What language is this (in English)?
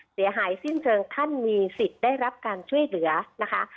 Thai